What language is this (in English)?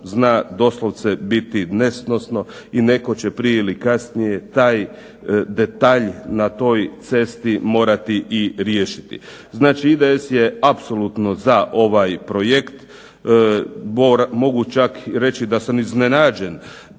Croatian